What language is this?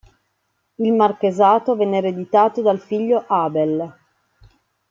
Italian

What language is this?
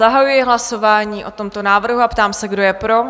Czech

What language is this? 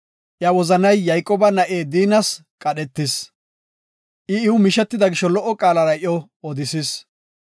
Gofa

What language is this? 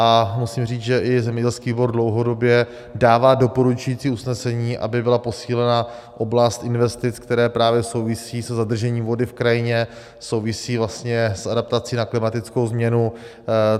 Czech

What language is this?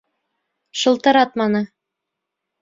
Bashkir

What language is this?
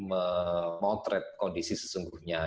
Indonesian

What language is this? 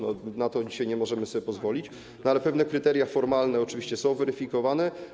Polish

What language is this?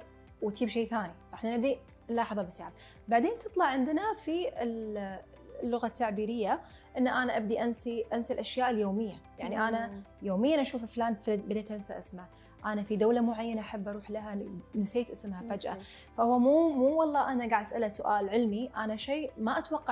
Arabic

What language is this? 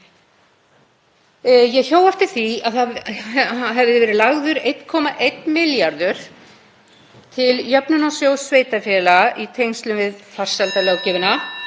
Icelandic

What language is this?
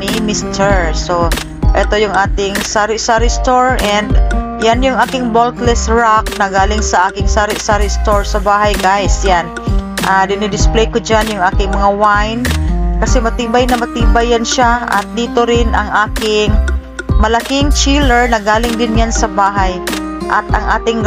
Filipino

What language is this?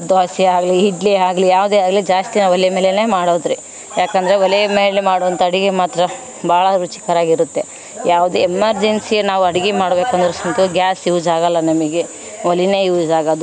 Kannada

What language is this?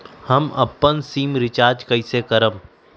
Magahi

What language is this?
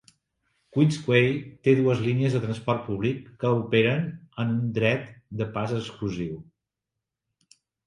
Catalan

